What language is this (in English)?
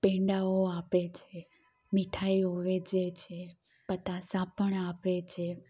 Gujarati